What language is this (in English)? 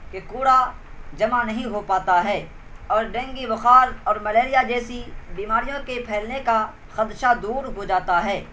Urdu